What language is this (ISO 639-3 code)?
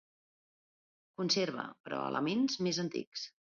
cat